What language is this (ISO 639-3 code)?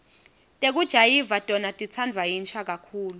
ssw